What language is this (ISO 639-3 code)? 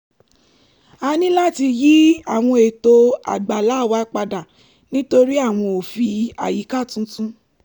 yor